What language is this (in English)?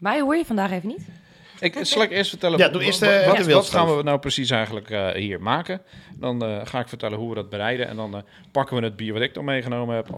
Dutch